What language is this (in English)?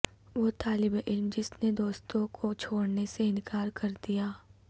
Urdu